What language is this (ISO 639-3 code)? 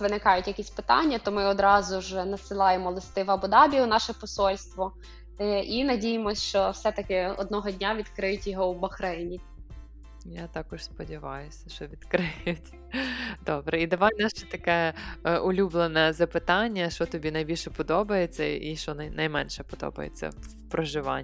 ukr